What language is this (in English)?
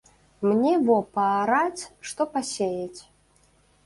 Belarusian